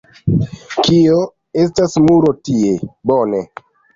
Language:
Esperanto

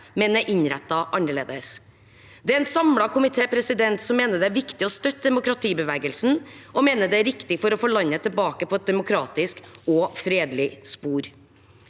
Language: Norwegian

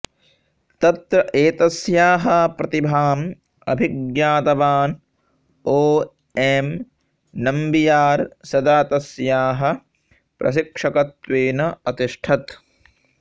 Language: Sanskrit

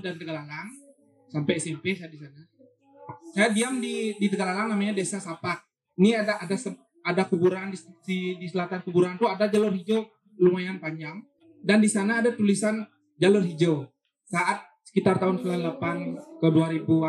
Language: Indonesian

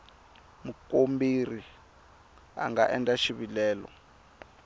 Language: Tsonga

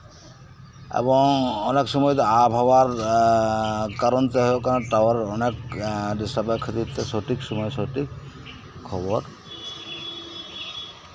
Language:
Santali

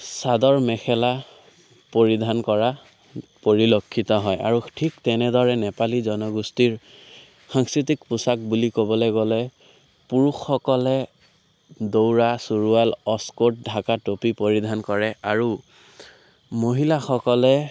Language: Assamese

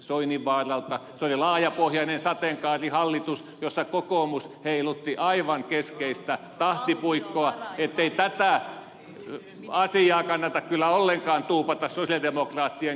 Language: Finnish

